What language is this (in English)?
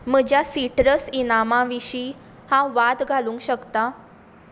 Konkani